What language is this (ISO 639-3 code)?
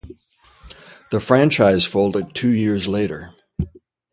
eng